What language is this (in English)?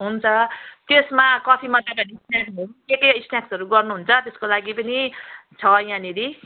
Nepali